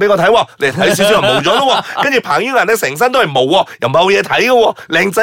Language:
Chinese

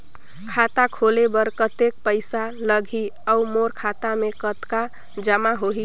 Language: Chhattisgarhi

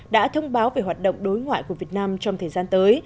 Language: Vietnamese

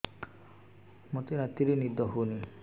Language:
Odia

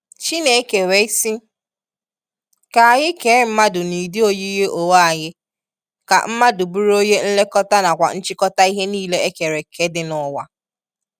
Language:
Igbo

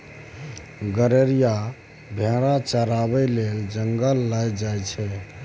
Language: Maithili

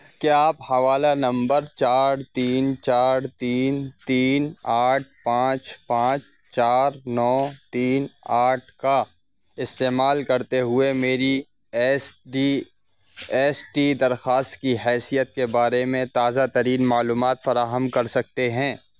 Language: Urdu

